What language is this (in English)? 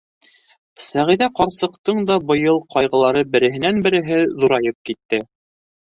Bashkir